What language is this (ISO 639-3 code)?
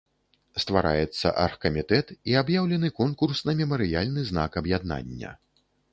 bel